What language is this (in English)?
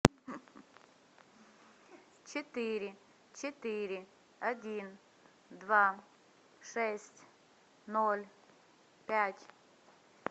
Russian